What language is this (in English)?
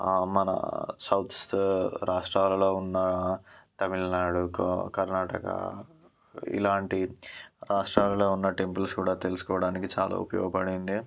Telugu